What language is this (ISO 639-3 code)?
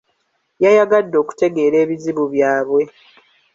lug